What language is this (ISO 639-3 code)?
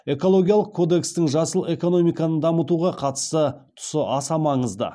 kaz